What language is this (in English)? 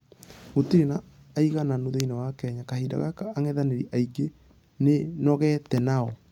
Kikuyu